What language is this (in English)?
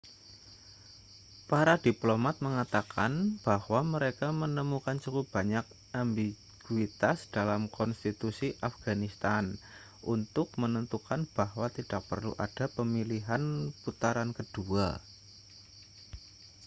Indonesian